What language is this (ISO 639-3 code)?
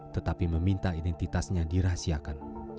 ind